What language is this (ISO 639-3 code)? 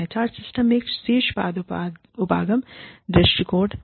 hin